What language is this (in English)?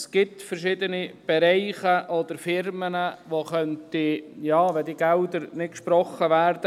Swiss German